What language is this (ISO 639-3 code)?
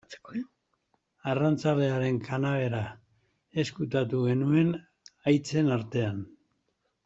eus